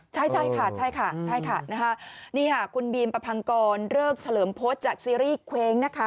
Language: Thai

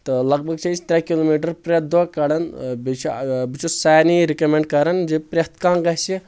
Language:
Kashmiri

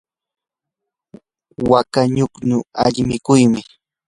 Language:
Yanahuanca Pasco Quechua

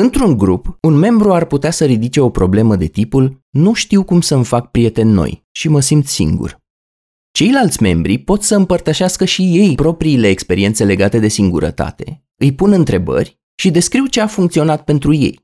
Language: Romanian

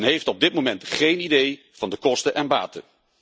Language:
Dutch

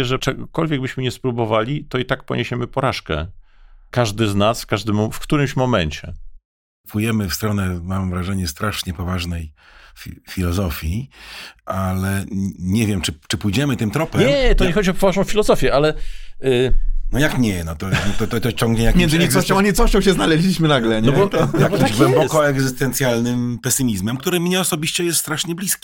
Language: Polish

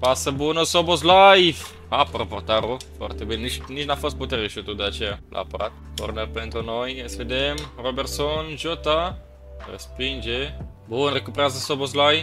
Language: Romanian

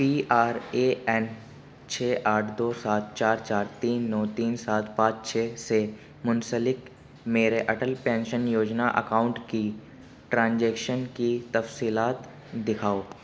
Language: Urdu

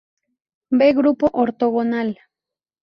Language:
Spanish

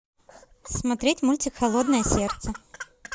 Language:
Russian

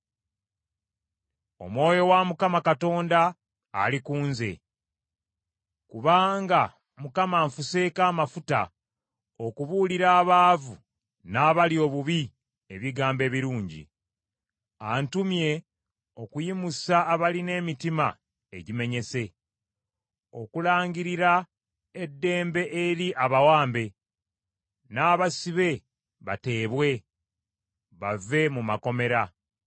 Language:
Ganda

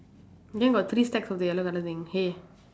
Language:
English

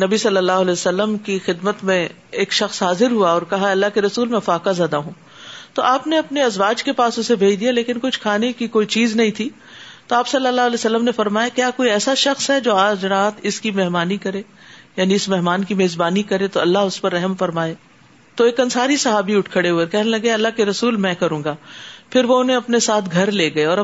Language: Urdu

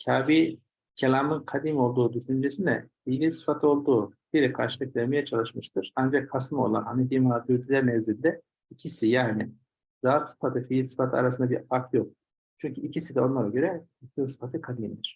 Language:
Turkish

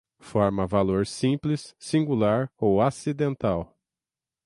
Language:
Portuguese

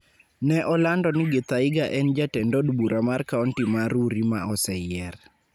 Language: Luo (Kenya and Tanzania)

